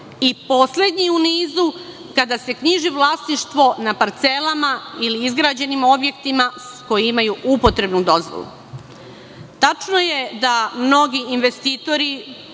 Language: Serbian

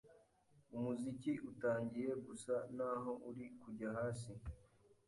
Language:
Kinyarwanda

